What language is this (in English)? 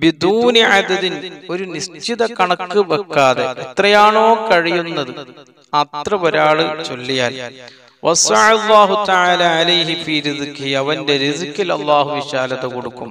Arabic